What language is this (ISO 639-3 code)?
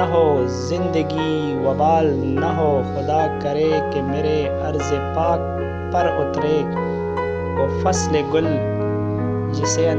ron